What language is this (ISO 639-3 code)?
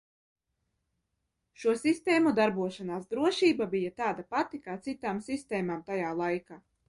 lav